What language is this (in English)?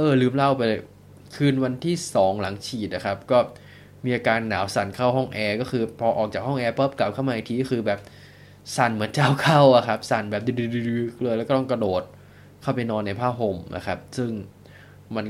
Thai